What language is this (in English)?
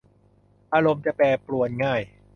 Thai